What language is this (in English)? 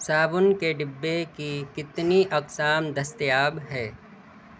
Urdu